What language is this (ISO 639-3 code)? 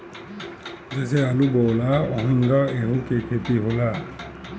bho